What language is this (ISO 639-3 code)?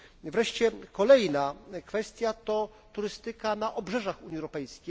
pol